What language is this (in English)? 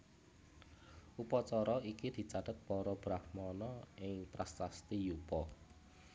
Javanese